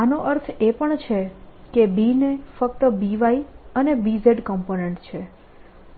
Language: Gujarati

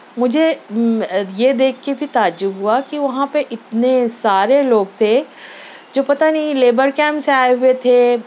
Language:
Urdu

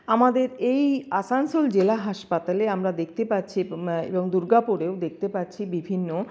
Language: Bangla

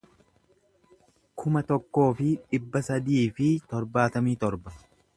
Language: Oromo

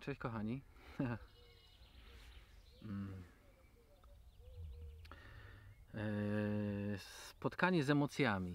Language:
Polish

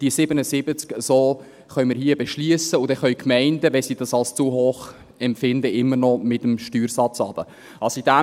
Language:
Swiss German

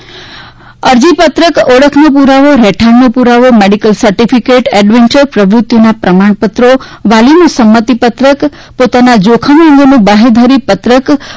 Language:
Gujarati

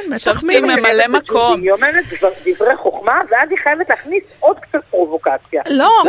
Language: Hebrew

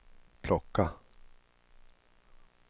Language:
Swedish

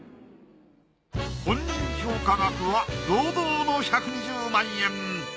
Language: Japanese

